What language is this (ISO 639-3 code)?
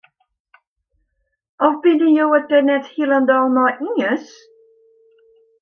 fry